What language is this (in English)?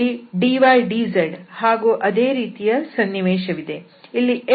Kannada